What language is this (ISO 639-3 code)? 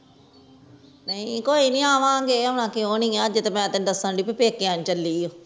pan